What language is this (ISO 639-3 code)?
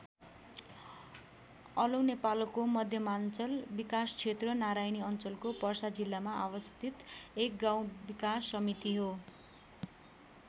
nep